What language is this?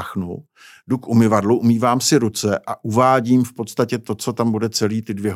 Czech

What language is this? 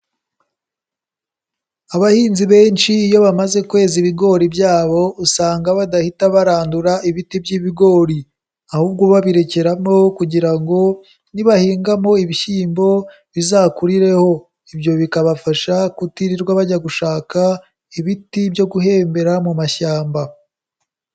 Kinyarwanda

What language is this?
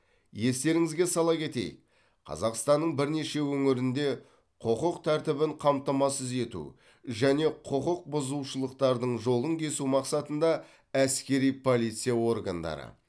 Kazakh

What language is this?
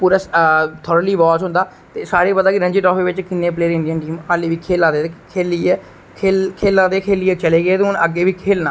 Dogri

